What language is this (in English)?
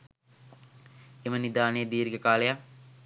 Sinhala